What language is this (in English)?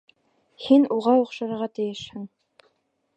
Bashkir